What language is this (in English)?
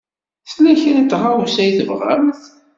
Kabyle